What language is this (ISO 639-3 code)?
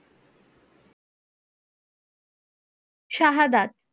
ben